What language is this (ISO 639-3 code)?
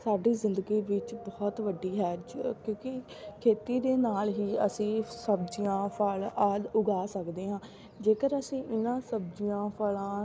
pan